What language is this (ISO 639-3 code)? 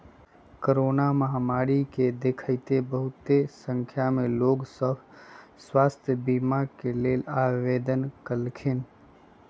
mag